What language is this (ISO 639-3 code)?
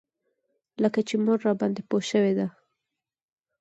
pus